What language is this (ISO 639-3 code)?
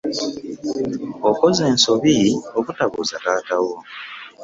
lug